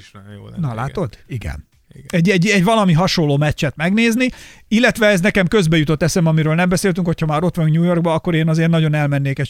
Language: Hungarian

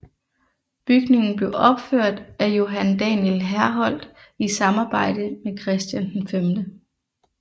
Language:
Danish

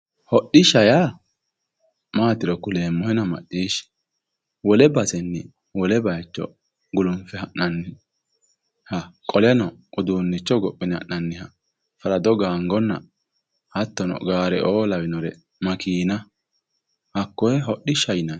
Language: Sidamo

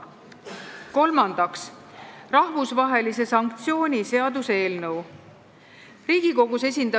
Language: Estonian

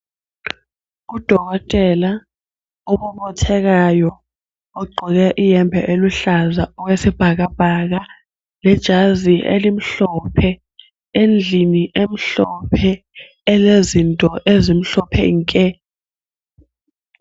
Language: North Ndebele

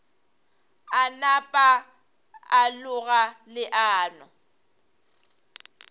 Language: Northern Sotho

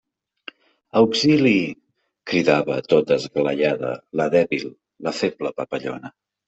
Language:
Catalan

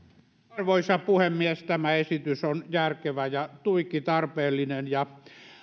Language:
Finnish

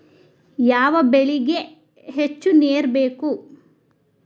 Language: Kannada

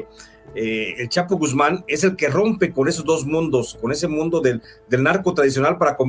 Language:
Spanish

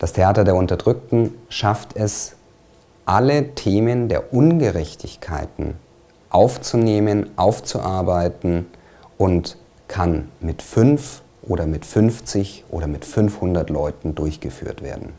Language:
German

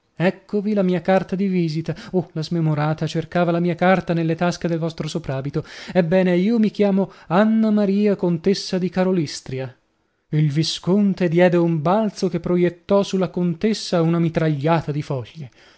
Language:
Italian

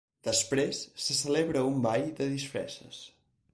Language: Catalan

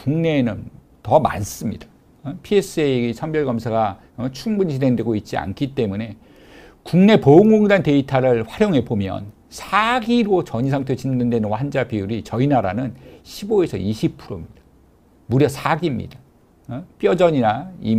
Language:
Korean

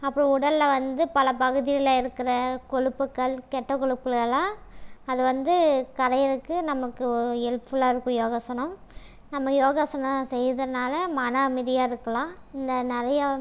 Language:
Tamil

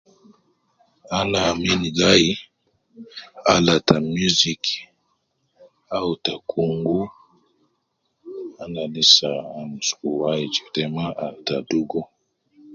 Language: Nubi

